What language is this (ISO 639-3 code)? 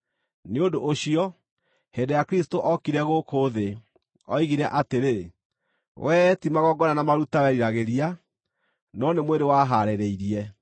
kik